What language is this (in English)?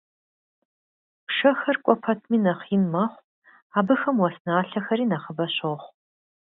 Kabardian